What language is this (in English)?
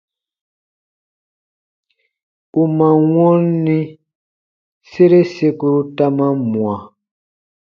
Baatonum